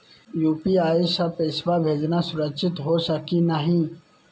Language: Magahi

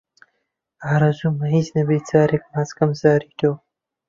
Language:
Central Kurdish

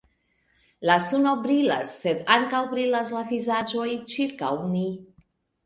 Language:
Esperanto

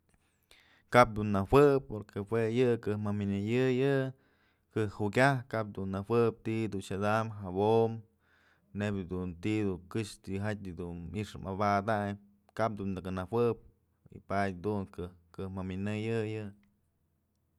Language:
Mazatlán Mixe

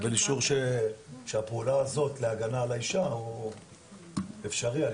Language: Hebrew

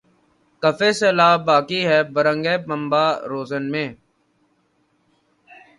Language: Urdu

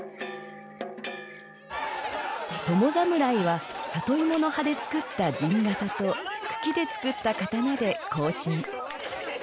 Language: Japanese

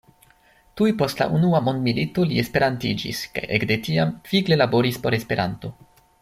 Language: Esperanto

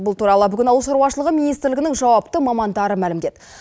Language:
Kazakh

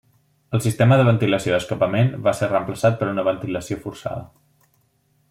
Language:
Catalan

